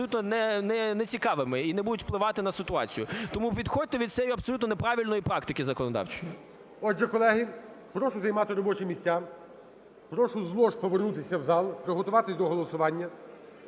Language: Ukrainian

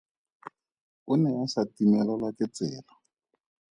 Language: Tswana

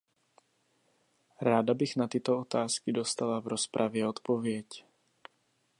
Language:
Czech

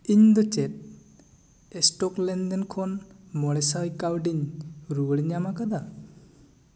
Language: Santali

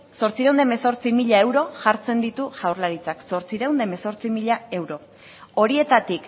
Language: Basque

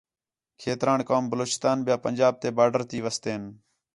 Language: Khetrani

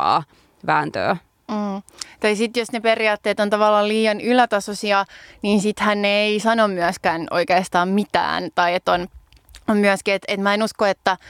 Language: Finnish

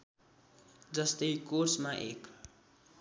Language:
Nepali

